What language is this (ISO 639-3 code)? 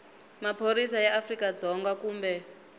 tso